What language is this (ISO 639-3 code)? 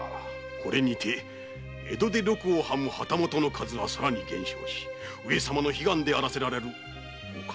jpn